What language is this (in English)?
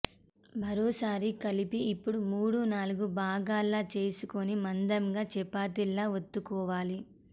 Telugu